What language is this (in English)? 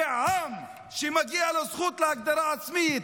Hebrew